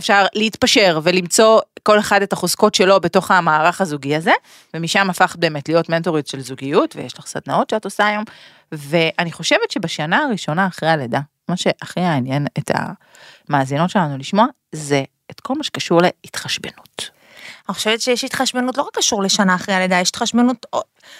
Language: Hebrew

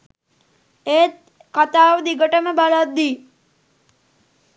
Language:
Sinhala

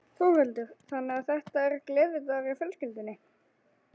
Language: Icelandic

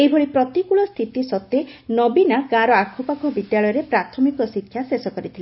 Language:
Odia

